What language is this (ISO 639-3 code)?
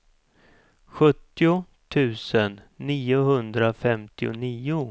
swe